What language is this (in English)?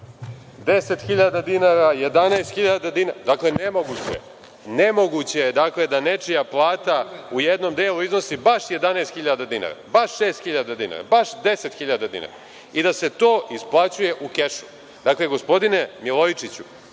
Serbian